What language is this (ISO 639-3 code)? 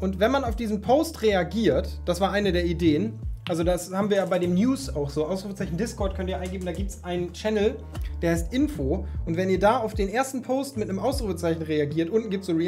deu